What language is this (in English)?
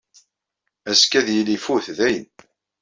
Kabyle